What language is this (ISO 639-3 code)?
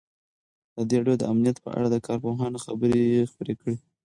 pus